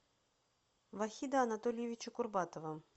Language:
Russian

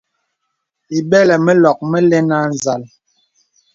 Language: Bebele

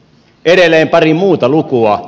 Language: Finnish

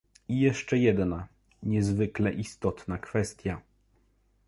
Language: Polish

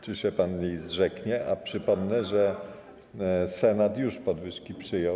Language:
Polish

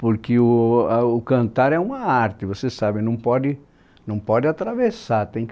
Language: Portuguese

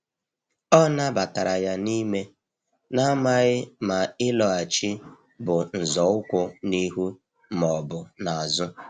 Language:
Igbo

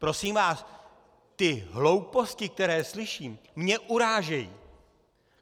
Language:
Czech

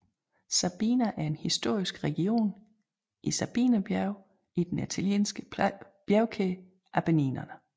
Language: Danish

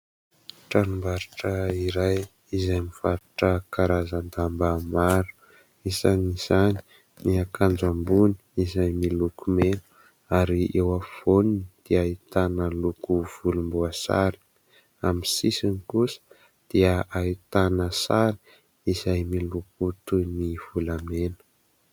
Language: Malagasy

